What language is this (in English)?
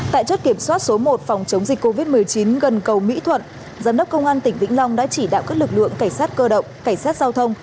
Vietnamese